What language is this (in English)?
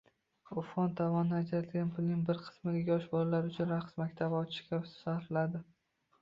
Uzbek